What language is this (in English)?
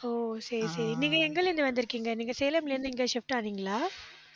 Tamil